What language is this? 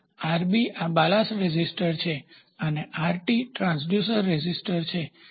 Gujarati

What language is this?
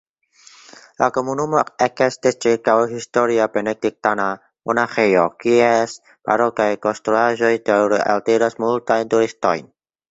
Esperanto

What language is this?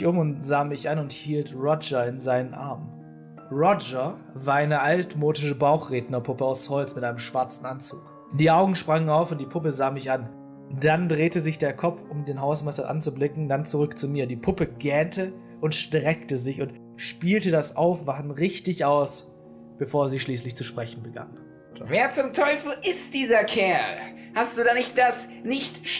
German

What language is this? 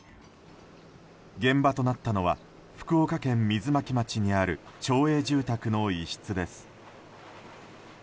Japanese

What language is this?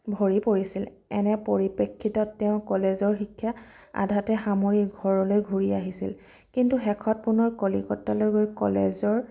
Assamese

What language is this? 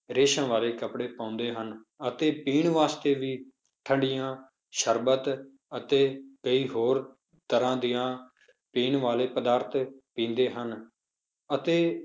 Punjabi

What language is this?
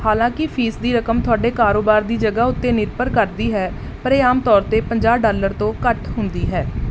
Punjabi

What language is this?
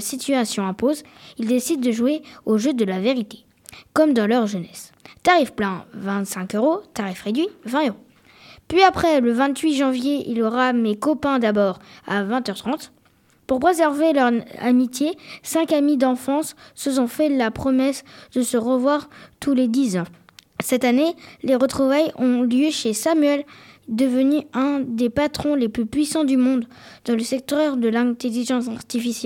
French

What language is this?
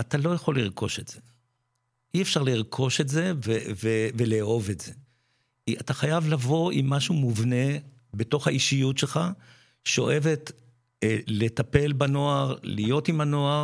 Hebrew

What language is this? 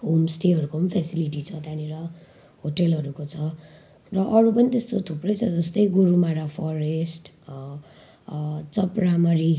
Nepali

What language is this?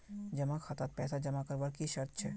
Magahi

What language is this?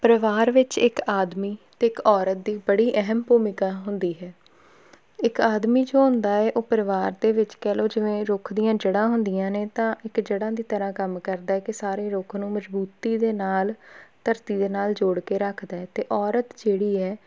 Punjabi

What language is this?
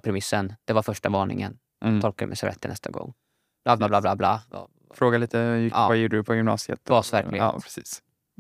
Swedish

